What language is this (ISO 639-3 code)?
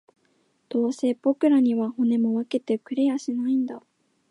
jpn